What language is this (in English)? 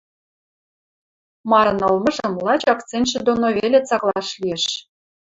Western Mari